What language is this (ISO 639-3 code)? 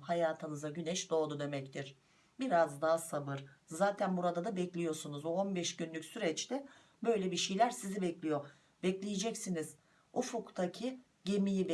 tur